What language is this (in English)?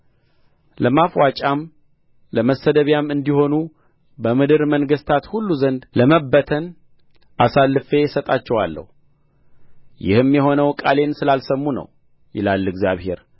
Amharic